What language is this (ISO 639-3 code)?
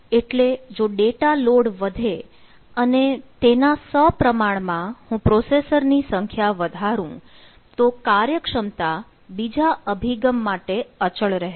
guj